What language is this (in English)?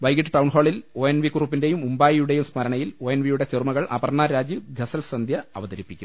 Malayalam